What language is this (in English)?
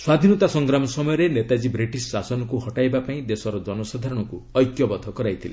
Odia